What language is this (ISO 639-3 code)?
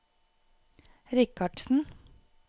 nor